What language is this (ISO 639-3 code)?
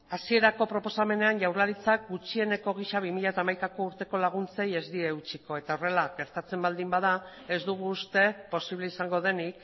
eus